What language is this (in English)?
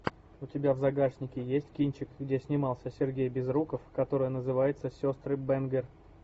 Russian